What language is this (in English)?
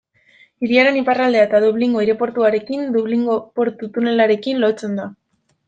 Basque